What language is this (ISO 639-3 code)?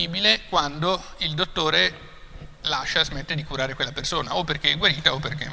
ita